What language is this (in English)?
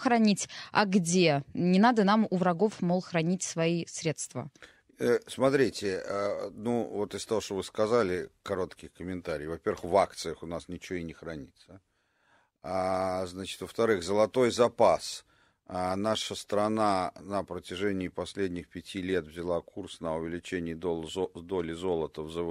Russian